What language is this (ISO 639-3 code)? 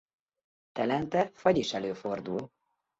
hun